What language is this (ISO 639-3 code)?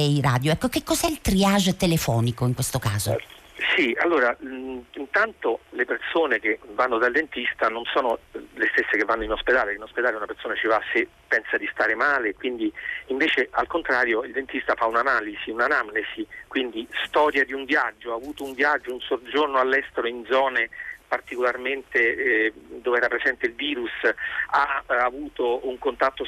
ita